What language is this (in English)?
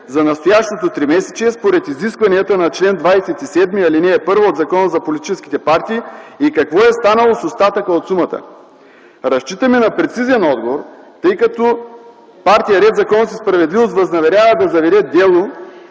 Bulgarian